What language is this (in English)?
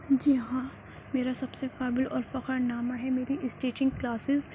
Urdu